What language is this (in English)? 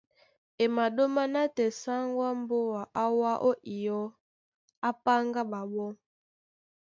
Duala